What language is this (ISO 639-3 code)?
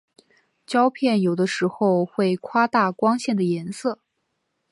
zho